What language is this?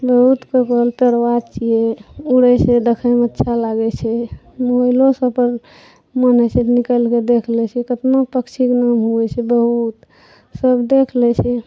Maithili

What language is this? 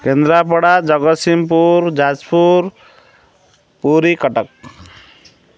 Odia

